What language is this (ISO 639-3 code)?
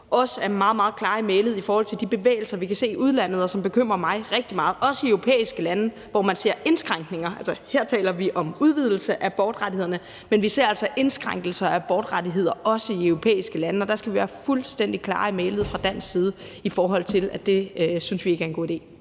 dan